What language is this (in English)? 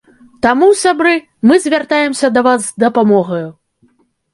Belarusian